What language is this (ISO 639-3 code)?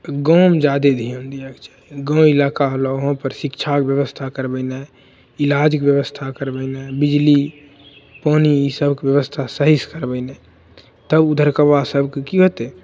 mai